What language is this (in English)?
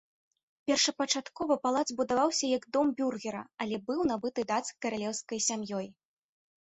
Belarusian